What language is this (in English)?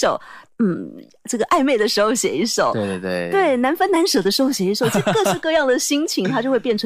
Chinese